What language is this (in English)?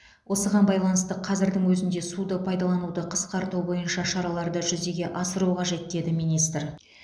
Kazakh